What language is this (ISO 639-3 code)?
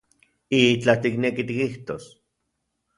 ncx